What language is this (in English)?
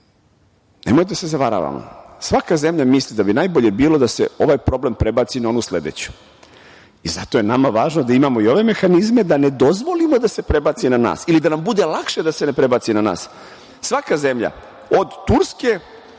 Serbian